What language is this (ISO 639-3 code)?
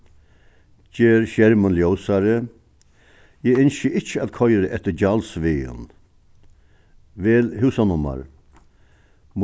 fao